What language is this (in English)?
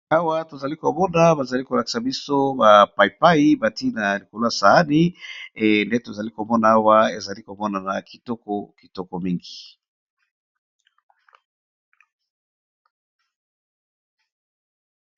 Lingala